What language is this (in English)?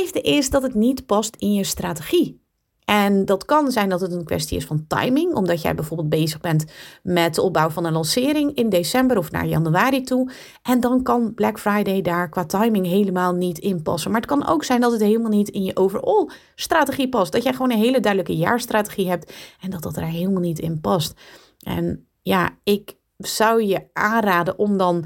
Dutch